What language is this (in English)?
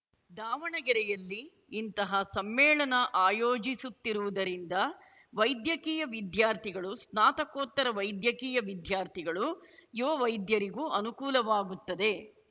Kannada